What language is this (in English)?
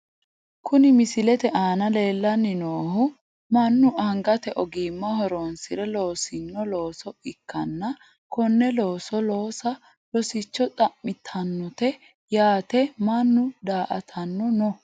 Sidamo